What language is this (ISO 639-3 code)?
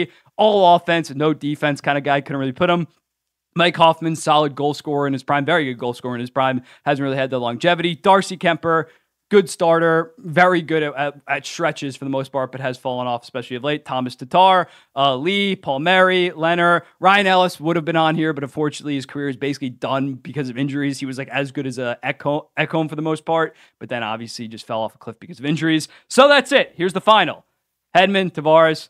eng